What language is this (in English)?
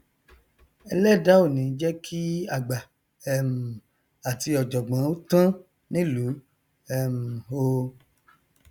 Yoruba